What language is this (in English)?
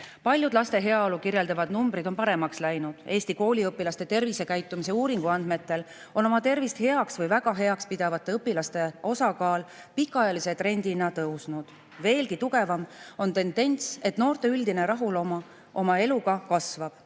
Estonian